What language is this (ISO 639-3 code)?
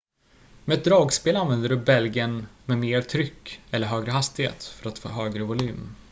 swe